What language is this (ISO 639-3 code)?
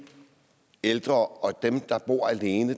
dan